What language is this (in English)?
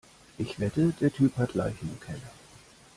German